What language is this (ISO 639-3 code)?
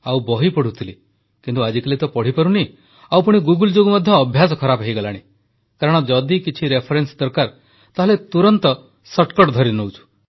ori